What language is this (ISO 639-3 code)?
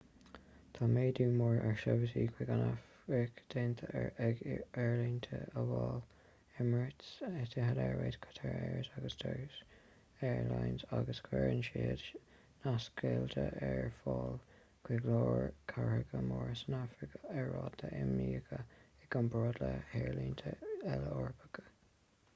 gle